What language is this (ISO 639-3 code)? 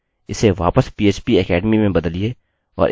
hin